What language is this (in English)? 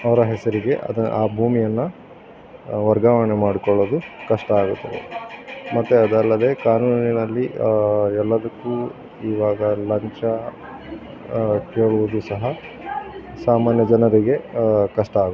Kannada